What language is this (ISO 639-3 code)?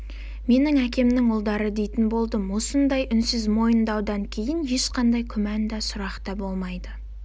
kaz